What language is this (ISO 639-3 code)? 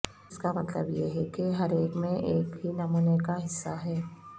urd